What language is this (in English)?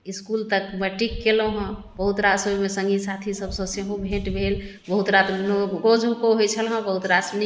Maithili